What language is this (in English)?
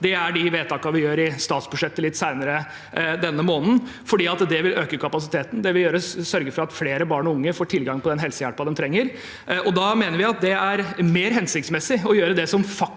Norwegian